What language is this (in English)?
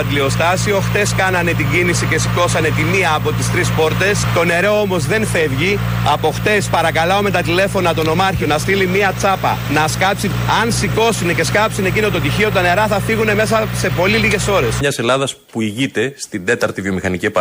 Greek